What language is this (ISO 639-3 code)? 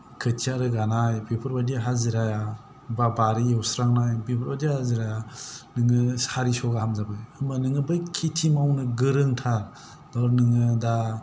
brx